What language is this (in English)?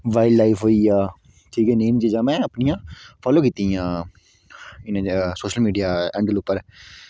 Dogri